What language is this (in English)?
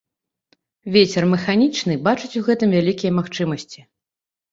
Belarusian